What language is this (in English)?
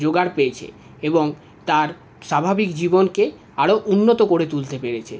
Bangla